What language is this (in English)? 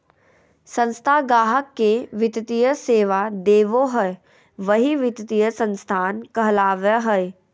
Magahi